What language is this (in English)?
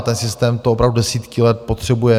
Czech